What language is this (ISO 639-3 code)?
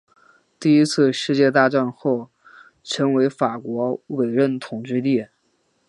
zho